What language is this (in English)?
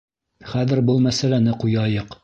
Bashkir